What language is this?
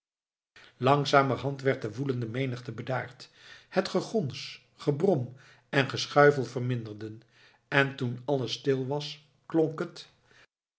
Dutch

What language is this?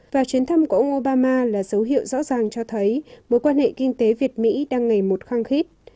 Vietnamese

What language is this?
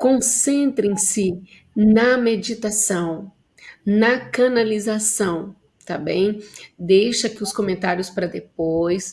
Portuguese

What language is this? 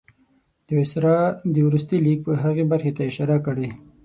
Pashto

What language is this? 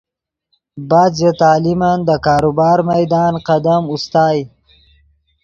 Yidgha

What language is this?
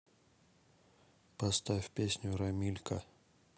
Russian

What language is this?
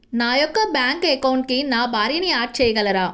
Telugu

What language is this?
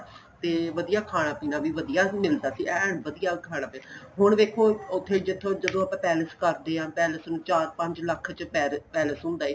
Punjabi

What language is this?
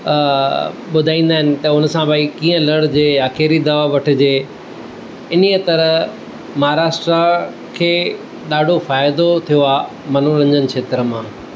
Sindhi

